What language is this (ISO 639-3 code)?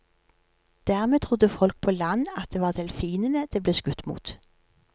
nor